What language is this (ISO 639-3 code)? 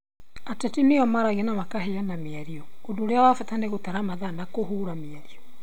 kik